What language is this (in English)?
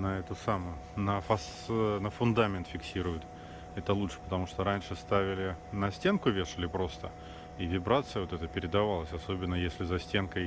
Russian